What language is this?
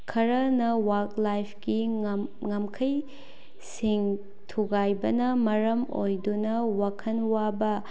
Manipuri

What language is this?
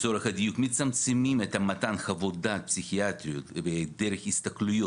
Hebrew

